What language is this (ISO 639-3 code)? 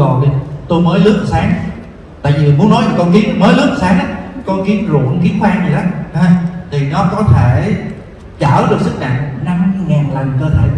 vie